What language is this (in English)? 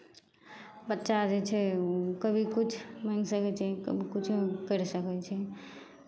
Maithili